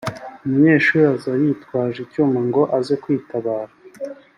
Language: Kinyarwanda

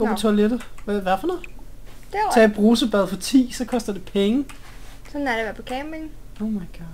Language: Danish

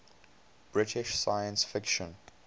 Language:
English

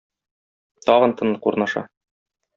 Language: Tatar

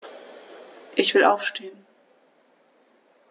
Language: German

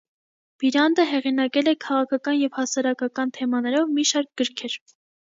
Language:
Armenian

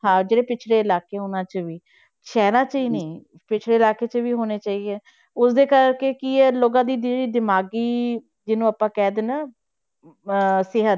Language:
Punjabi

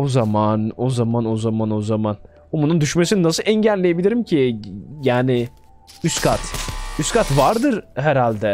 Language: Turkish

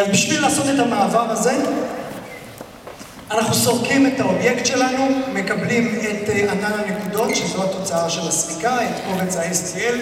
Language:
Hebrew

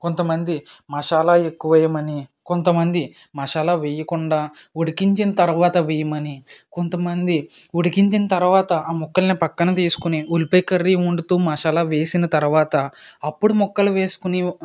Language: Telugu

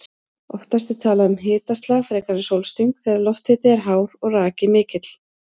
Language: Icelandic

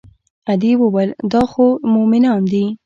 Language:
Pashto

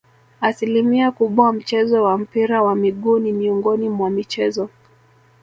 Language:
Swahili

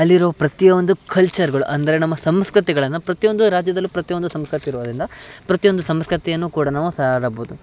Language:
Kannada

